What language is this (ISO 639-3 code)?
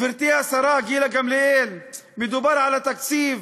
heb